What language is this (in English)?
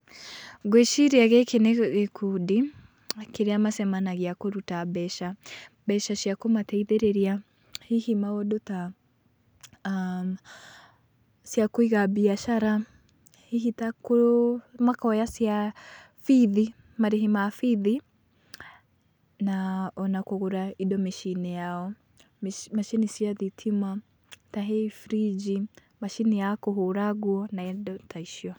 Kikuyu